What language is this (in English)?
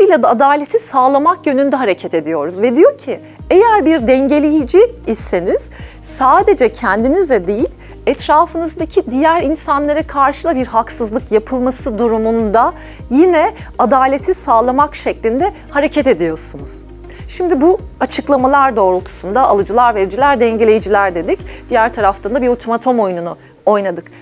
Turkish